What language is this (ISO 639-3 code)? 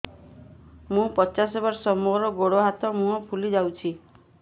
ori